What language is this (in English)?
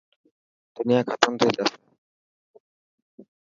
Dhatki